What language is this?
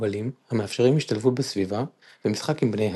Hebrew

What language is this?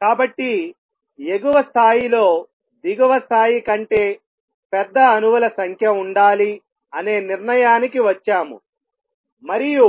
Telugu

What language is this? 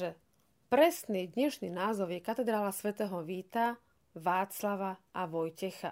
Slovak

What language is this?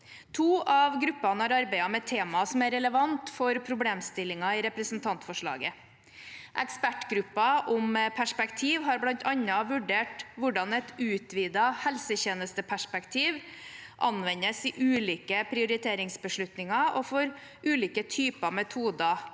Norwegian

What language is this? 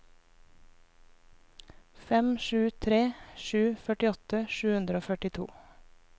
Norwegian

